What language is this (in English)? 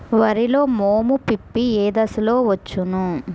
Telugu